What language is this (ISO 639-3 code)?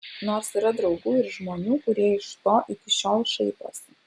lit